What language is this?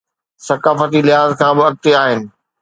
Sindhi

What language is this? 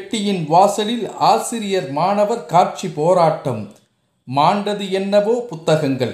Tamil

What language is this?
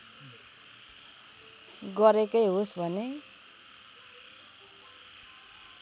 Nepali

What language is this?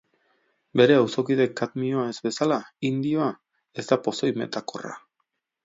Basque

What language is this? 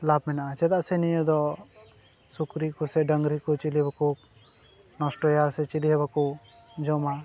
Santali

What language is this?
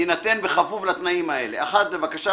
Hebrew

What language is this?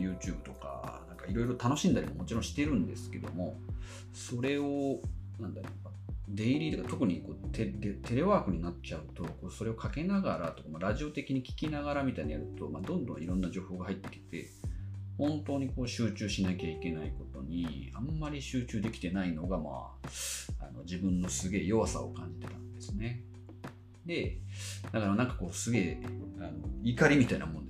Japanese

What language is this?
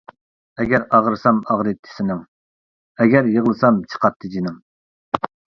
Uyghur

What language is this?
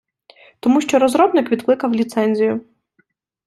Ukrainian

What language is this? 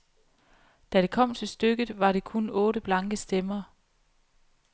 Danish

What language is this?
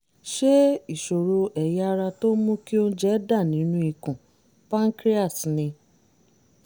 Yoruba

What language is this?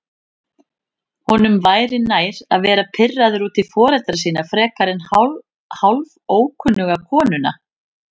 Icelandic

